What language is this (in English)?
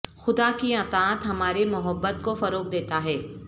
Urdu